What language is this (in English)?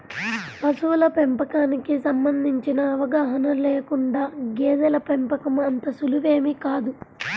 Telugu